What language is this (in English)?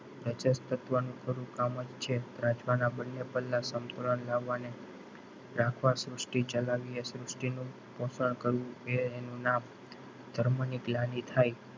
Gujarati